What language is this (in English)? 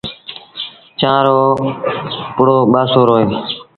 Sindhi Bhil